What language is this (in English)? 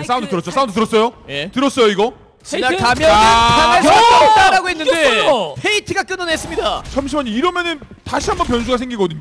Korean